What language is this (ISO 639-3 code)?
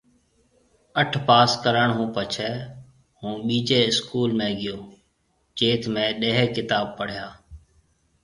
mve